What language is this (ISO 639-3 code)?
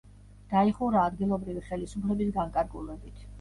kat